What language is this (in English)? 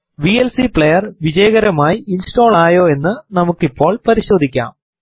Malayalam